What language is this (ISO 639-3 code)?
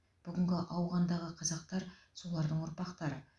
kaz